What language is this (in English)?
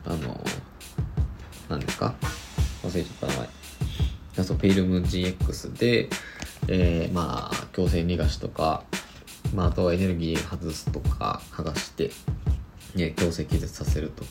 Japanese